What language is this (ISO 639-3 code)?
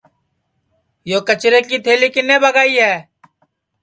ssi